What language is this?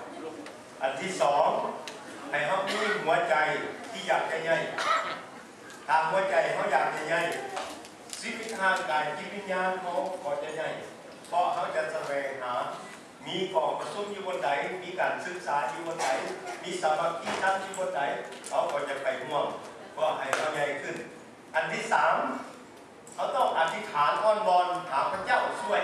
Thai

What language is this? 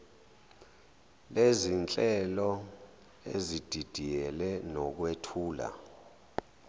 Zulu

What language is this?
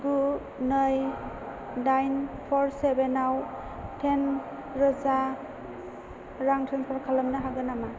Bodo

